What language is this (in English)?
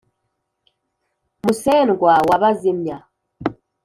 Kinyarwanda